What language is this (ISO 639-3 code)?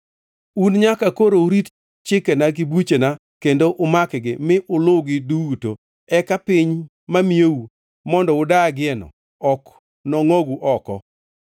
luo